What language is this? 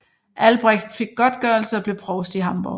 Danish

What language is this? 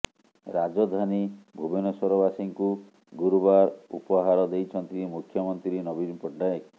Odia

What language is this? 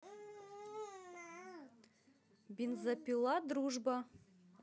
Russian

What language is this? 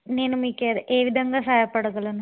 Telugu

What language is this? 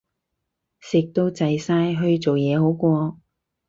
Cantonese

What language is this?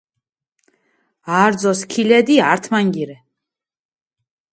Mingrelian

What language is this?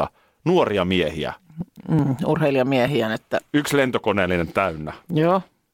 Finnish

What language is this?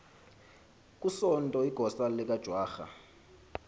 Xhosa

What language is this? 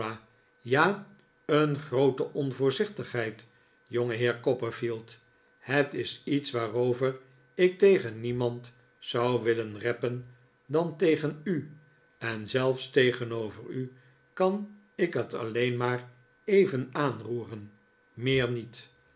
Dutch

